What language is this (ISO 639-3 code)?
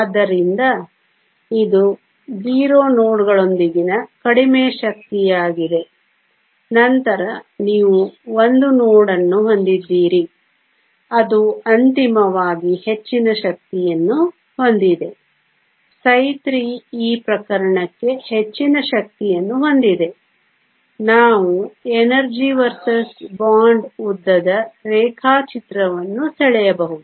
kan